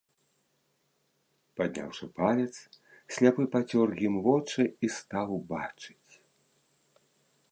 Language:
Belarusian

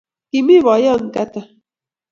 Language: Kalenjin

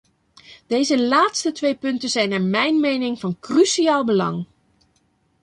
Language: Dutch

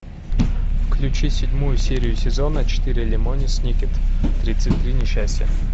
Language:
Russian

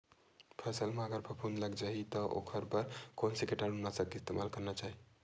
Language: Chhattisgarhi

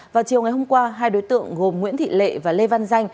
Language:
Vietnamese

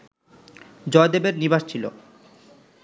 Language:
Bangla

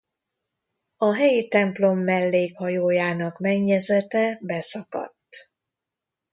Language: Hungarian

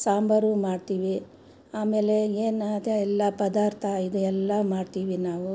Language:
Kannada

